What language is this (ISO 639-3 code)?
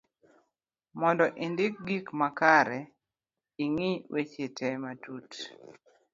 luo